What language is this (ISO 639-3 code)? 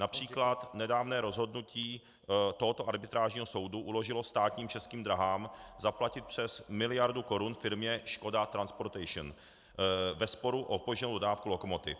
ces